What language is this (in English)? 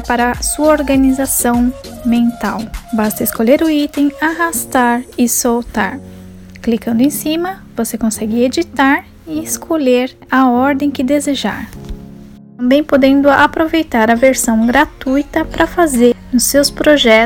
Portuguese